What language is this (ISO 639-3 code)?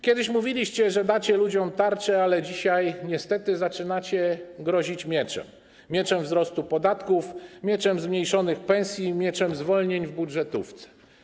pol